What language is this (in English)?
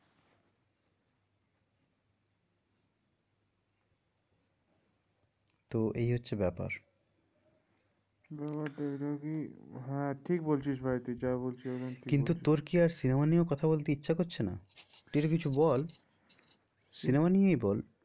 Bangla